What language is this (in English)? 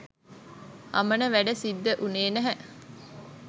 Sinhala